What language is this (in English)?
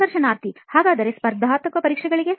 Kannada